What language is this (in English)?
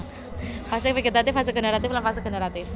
Javanese